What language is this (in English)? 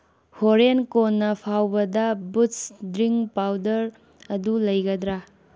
Manipuri